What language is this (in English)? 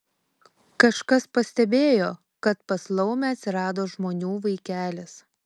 Lithuanian